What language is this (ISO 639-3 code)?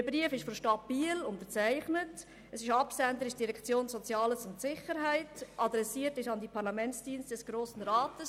gsw